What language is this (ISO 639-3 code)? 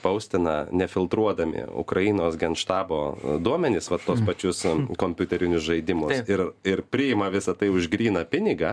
lit